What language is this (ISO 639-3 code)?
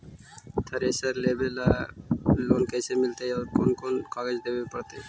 mag